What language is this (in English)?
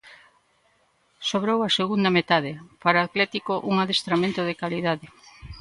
Galician